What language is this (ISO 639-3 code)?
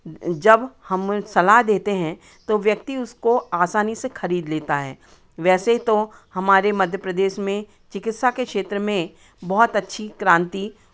hin